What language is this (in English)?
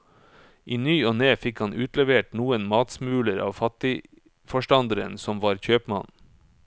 Norwegian